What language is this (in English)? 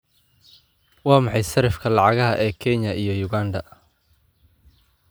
Somali